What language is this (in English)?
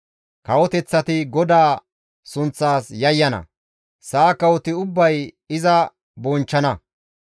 Gamo